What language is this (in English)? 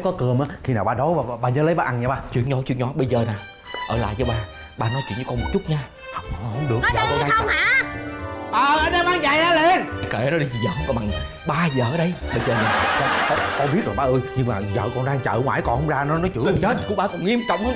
Vietnamese